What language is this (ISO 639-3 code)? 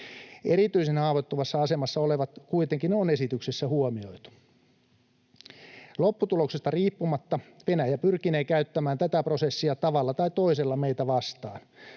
fin